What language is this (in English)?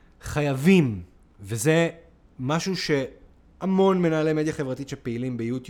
Hebrew